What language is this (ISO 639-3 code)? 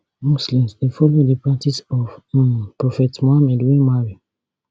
pcm